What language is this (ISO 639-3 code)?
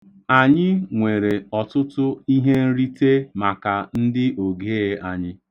ibo